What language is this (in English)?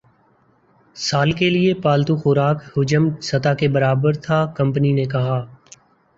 Urdu